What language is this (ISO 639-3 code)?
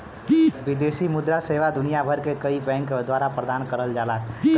bho